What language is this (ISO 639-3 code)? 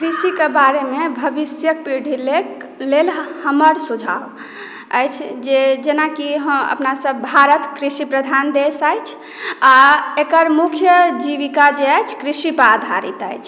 mai